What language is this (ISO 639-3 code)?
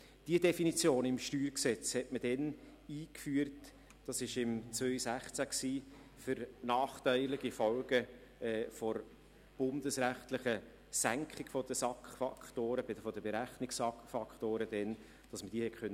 gsw